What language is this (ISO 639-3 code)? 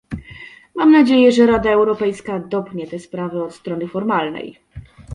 pol